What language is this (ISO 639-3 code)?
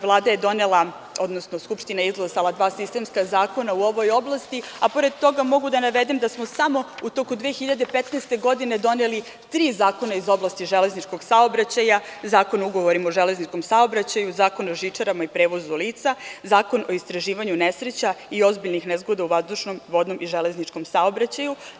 srp